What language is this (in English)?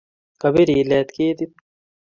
Kalenjin